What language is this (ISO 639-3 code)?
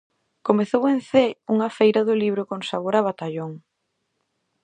glg